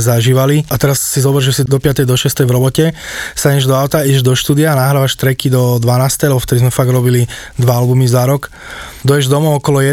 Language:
Slovak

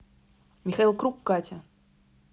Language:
Russian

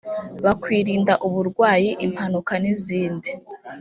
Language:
Kinyarwanda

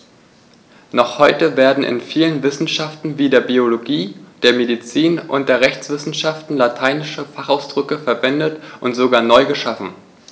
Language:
German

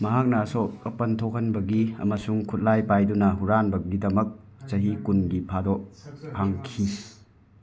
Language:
Manipuri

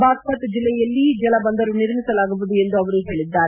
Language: Kannada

